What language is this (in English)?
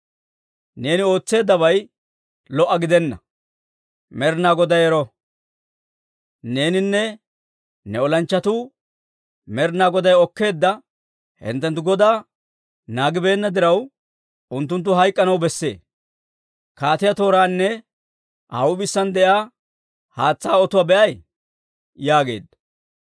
Dawro